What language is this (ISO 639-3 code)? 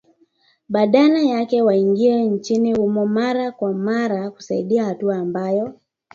swa